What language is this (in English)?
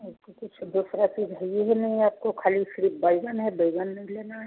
Hindi